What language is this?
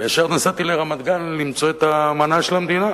Hebrew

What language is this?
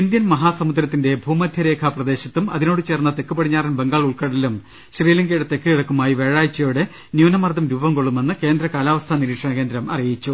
Malayalam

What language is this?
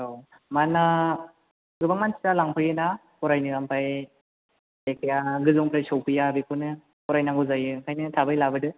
Bodo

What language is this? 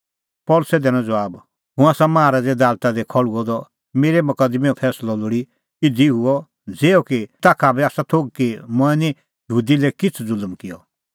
Kullu Pahari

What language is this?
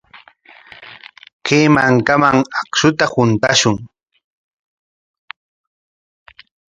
Corongo Ancash Quechua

